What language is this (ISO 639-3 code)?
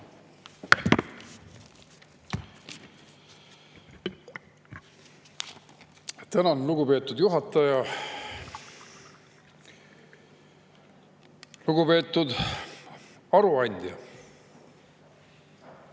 est